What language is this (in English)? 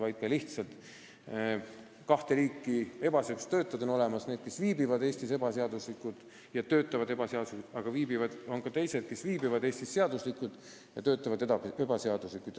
Estonian